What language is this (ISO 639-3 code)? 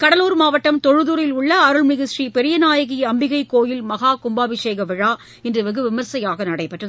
tam